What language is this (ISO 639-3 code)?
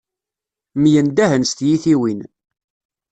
kab